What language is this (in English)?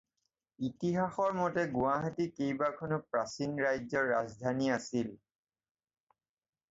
Assamese